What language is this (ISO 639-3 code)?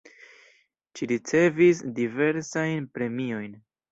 epo